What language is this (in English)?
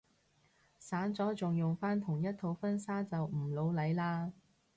Cantonese